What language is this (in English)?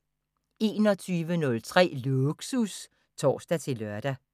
Danish